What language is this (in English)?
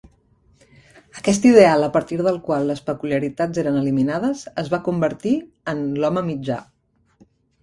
Catalan